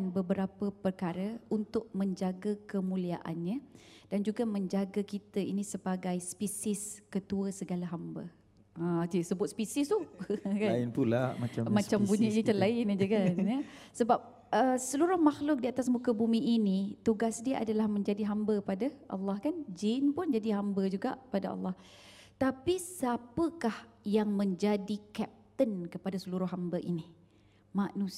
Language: Malay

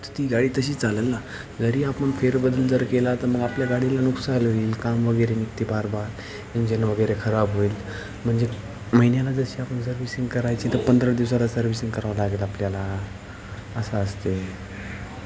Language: Marathi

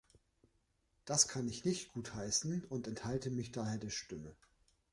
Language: German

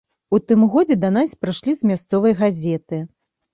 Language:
Belarusian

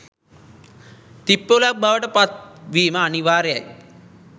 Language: Sinhala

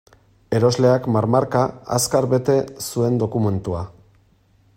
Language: Basque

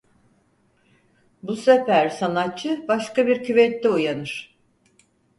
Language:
Turkish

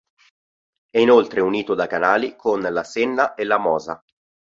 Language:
Italian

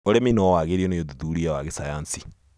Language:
Kikuyu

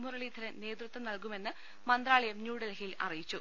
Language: Malayalam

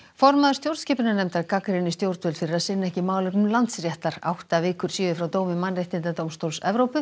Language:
Icelandic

